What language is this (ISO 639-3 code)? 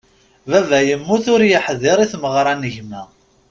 kab